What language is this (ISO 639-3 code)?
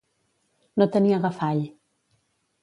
cat